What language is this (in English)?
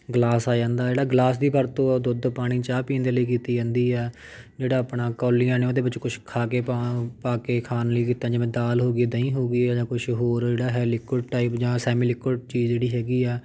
Punjabi